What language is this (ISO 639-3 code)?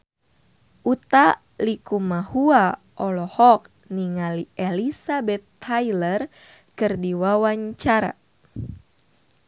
sun